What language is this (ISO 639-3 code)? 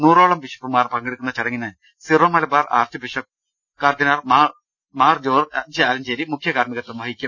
mal